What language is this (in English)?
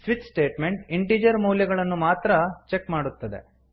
Kannada